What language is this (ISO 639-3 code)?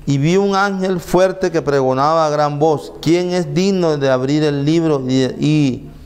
spa